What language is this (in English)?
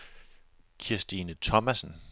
Danish